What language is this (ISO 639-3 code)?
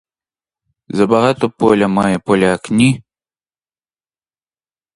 ukr